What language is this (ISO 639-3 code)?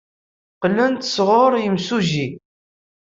kab